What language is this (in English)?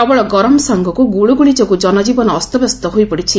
Odia